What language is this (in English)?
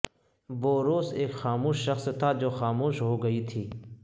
Urdu